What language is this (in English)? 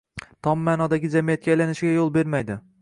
Uzbek